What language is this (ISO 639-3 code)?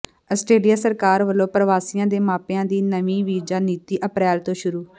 pan